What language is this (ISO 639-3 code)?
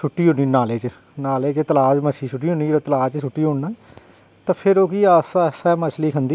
doi